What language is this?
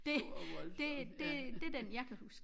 Danish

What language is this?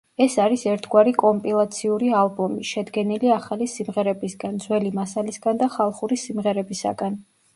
Georgian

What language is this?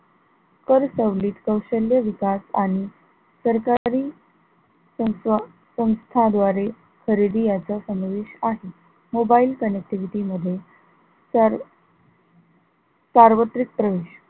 Marathi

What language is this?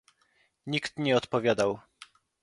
Polish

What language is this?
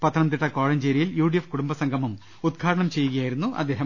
Malayalam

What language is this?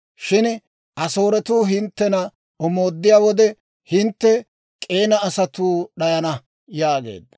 Dawro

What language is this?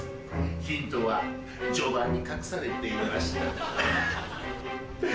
Japanese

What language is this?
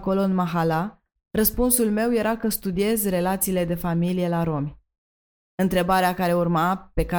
Romanian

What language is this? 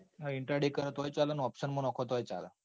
Gujarati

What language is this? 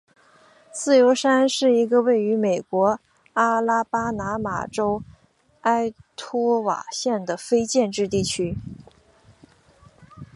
Chinese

